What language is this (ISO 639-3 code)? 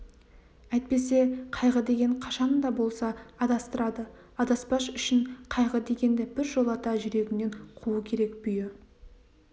kaz